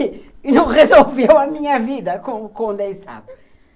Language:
Portuguese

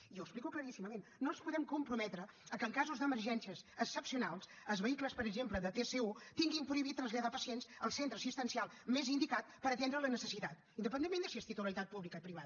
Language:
Catalan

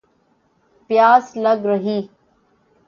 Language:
Urdu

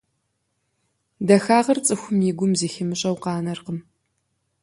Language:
Kabardian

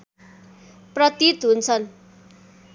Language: Nepali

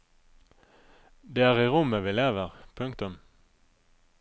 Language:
Norwegian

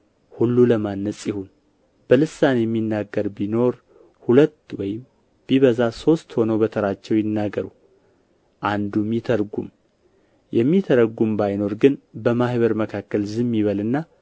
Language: Amharic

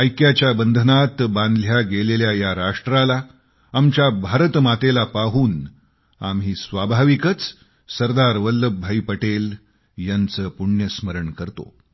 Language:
Marathi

